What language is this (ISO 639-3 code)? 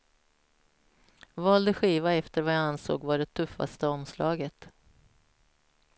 swe